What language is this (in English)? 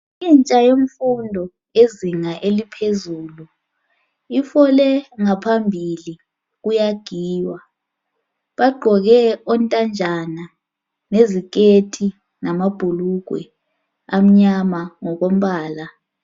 North Ndebele